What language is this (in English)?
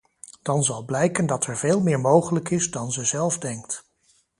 Dutch